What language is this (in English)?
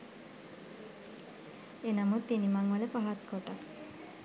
Sinhala